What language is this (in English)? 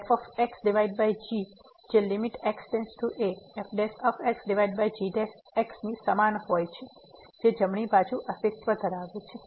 Gujarati